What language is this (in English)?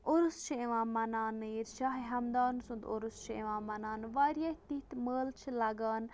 Kashmiri